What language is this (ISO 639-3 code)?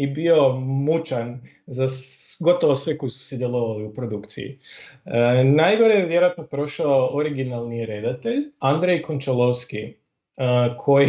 hrv